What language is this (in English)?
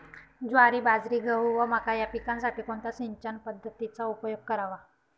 Marathi